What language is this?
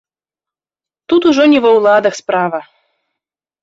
Belarusian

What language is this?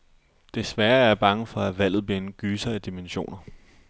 Danish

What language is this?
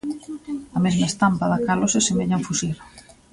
Galician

